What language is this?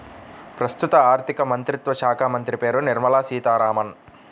Telugu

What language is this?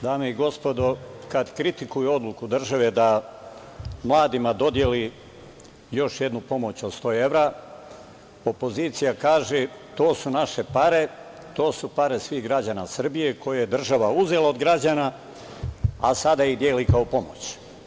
Serbian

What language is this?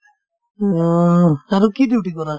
Assamese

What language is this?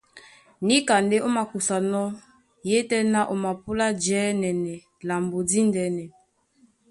Duala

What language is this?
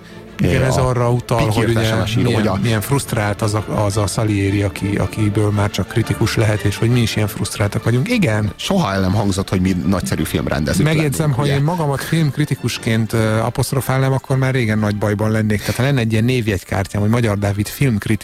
Hungarian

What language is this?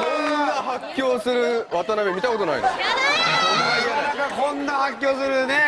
Japanese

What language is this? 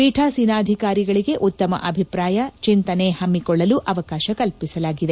Kannada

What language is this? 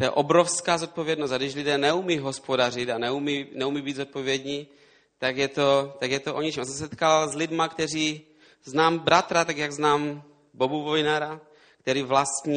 Czech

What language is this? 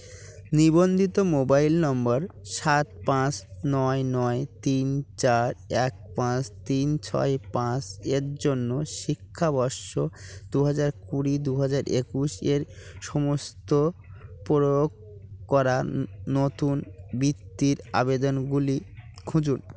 Bangla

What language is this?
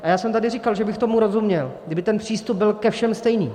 Czech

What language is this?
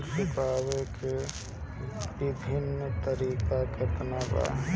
Bhojpuri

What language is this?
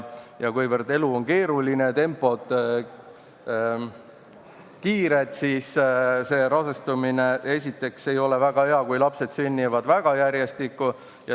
Estonian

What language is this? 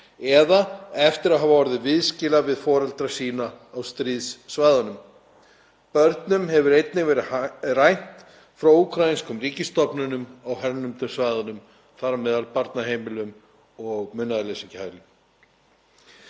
Icelandic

